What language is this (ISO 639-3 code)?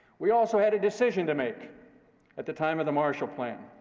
eng